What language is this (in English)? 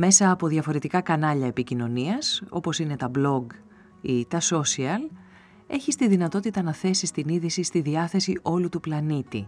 Greek